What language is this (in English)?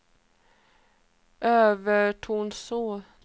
Swedish